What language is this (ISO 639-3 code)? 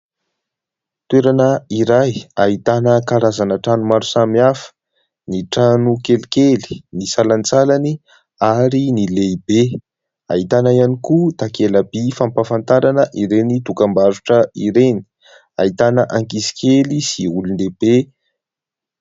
mlg